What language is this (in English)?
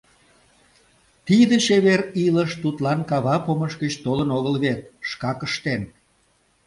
Mari